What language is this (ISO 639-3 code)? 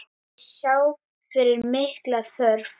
isl